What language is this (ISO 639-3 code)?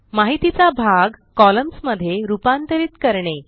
mar